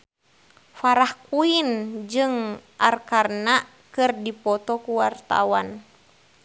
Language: Sundanese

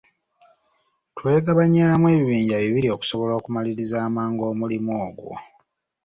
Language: Ganda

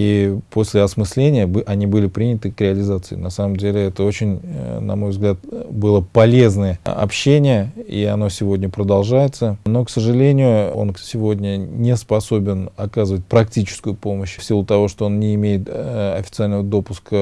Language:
Russian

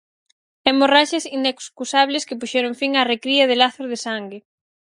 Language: Galician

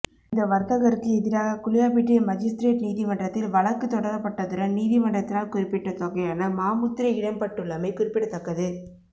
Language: Tamil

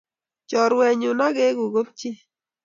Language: Kalenjin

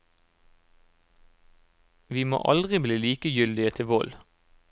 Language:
Norwegian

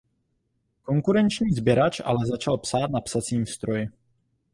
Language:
Czech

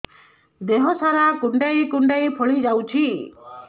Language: Odia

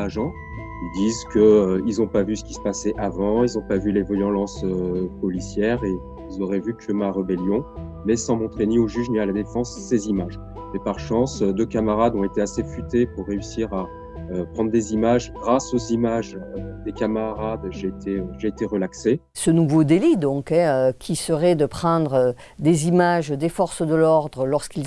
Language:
French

